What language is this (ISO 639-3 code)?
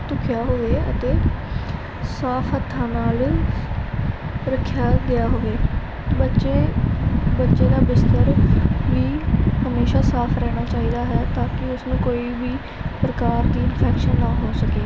pan